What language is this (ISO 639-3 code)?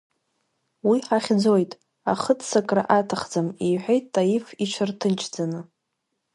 abk